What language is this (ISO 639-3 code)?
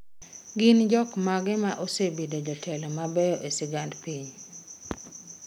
luo